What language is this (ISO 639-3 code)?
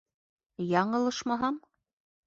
bak